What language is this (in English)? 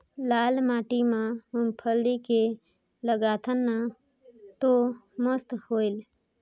Chhattisgarhi